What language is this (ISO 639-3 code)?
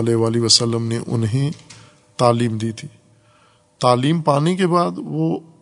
urd